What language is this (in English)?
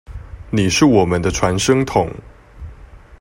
Chinese